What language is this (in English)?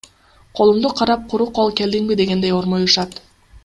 Kyrgyz